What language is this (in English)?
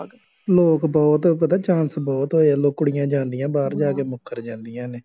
Punjabi